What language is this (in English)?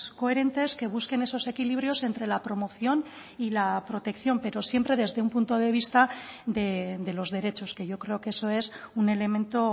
Spanish